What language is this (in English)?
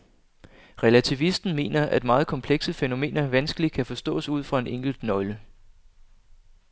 Danish